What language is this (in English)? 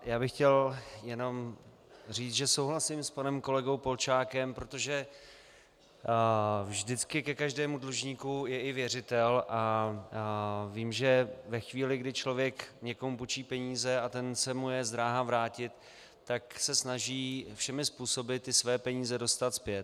Czech